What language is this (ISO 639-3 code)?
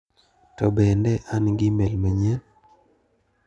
luo